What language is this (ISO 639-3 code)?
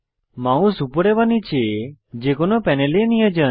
ben